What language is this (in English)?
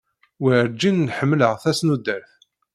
Kabyle